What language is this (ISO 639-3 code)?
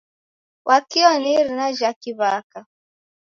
dav